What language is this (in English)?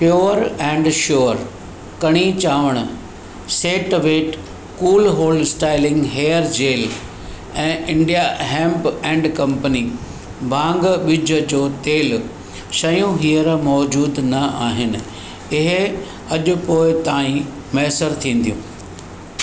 Sindhi